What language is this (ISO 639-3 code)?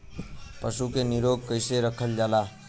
bho